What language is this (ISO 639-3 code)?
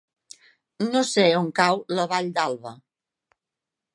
cat